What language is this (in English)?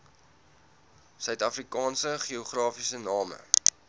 Afrikaans